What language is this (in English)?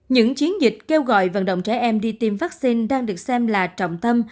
Vietnamese